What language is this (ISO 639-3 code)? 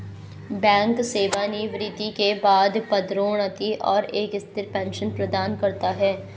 hin